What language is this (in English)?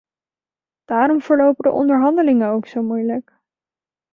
Dutch